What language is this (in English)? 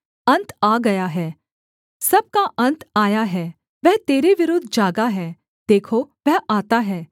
Hindi